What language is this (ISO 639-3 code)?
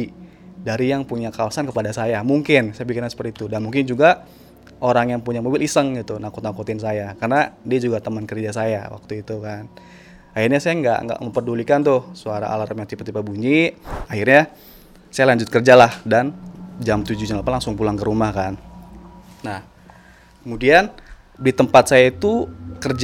ind